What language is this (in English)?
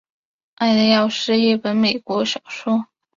Chinese